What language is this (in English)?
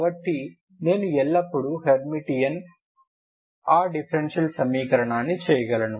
Telugu